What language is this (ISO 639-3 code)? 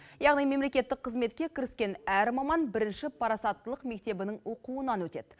kaz